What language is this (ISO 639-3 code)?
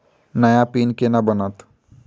mai